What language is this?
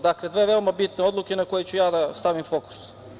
Serbian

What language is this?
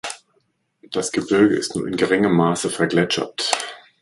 German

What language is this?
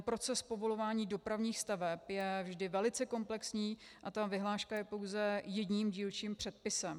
Czech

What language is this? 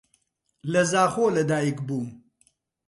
Central Kurdish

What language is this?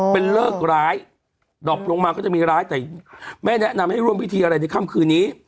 Thai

